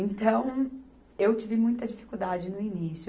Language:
Portuguese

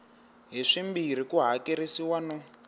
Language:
Tsonga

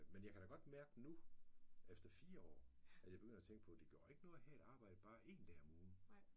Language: Danish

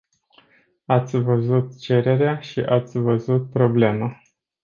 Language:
Romanian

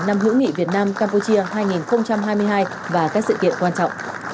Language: Vietnamese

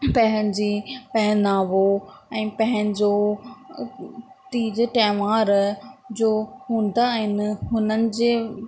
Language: Sindhi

